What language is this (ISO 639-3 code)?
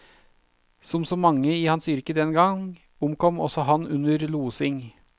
nor